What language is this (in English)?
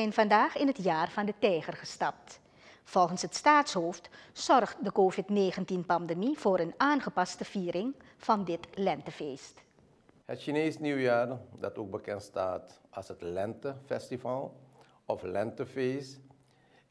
Dutch